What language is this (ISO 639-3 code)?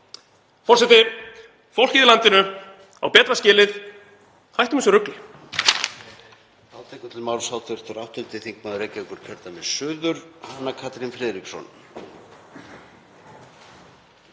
isl